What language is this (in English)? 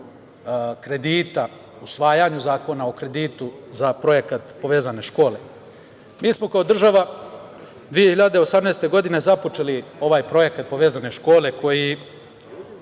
Serbian